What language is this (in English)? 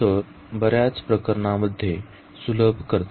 Marathi